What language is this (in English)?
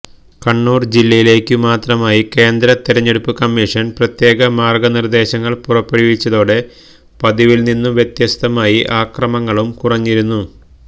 Malayalam